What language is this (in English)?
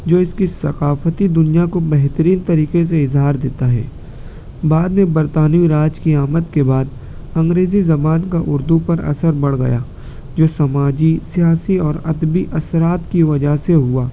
Urdu